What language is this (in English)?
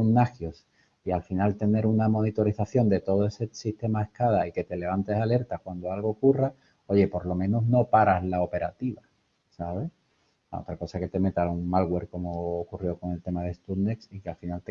Spanish